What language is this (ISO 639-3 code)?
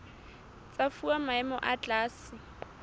sot